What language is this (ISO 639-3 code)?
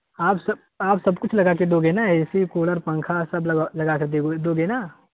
urd